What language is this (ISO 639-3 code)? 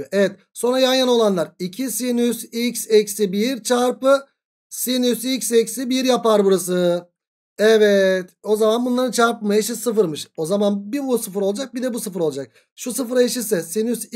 tur